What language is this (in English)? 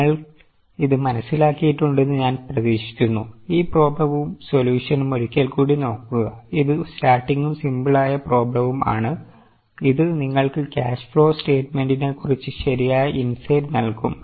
Malayalam